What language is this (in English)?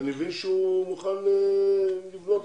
Hebrew